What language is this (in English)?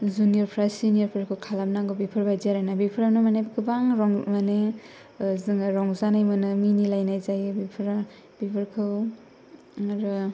Bodo